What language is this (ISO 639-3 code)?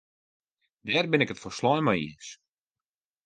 fry